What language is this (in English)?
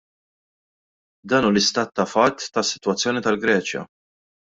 Maltese